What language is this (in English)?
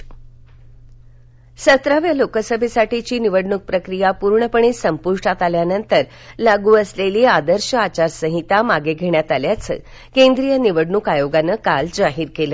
Marathi